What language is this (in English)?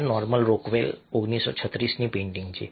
Gujarati